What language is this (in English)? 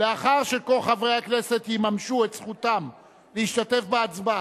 Hebrew